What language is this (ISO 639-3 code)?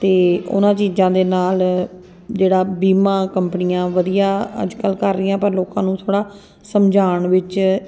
pan